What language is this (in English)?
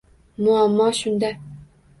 Uzbek